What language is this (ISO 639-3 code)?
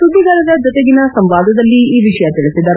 kan